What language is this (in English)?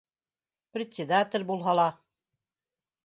Bashkir